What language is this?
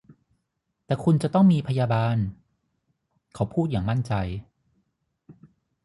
Thai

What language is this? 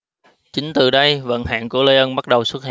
Vietnamese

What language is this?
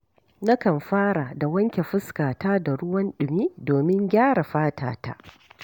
Hausa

